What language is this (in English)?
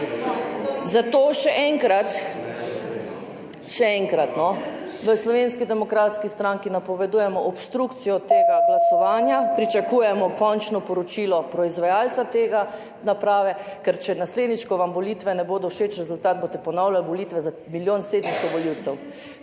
Slovenian